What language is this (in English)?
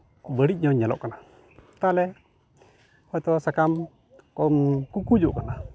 Santali